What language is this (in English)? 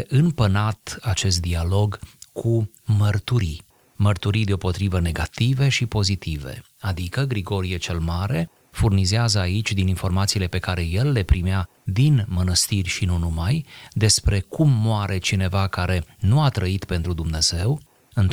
Romanian